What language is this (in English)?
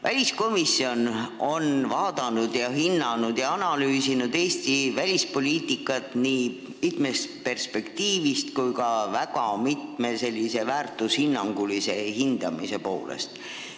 Estonian